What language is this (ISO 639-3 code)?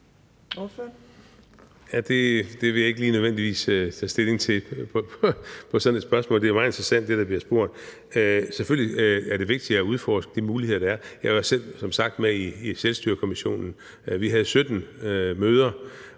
dan